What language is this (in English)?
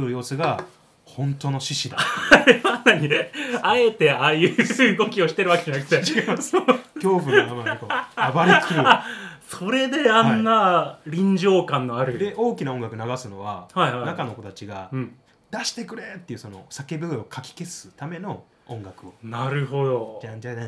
Japanese